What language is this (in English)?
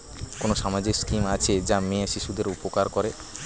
Bangla